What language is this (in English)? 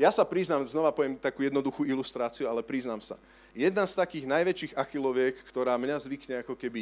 Slovak